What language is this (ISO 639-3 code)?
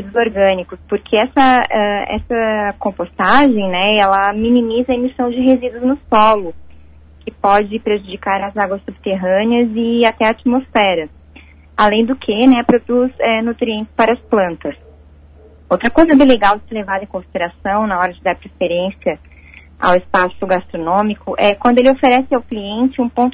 por